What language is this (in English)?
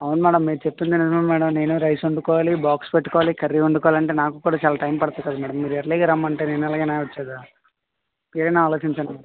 Telugu